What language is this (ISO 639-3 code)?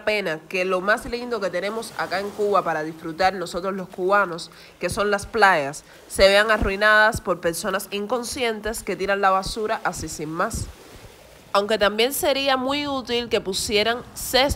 spa